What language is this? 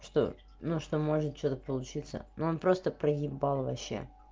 Russian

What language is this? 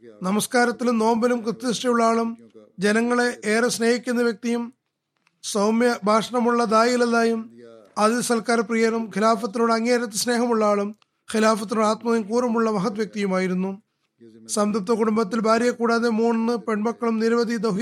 Malayalam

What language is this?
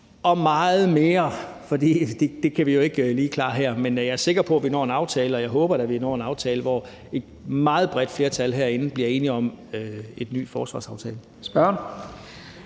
Danish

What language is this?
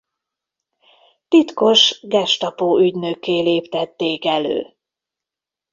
Hungarian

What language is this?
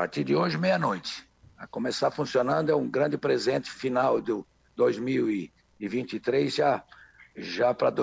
Portuguese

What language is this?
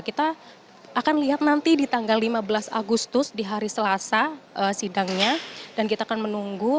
Indonesian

